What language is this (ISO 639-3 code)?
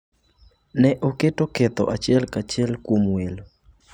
luo